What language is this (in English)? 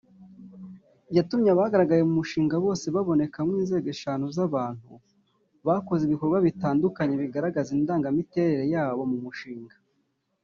Kinyarwanda